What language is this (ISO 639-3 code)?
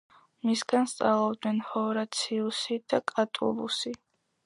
kat